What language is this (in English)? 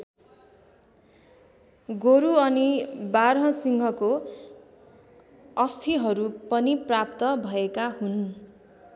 Nepali